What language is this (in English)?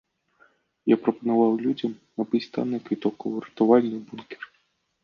Belarusian